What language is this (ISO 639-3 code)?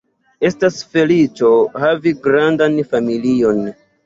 epo